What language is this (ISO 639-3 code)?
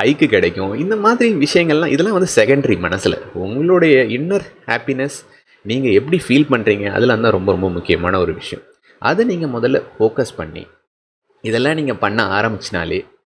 tam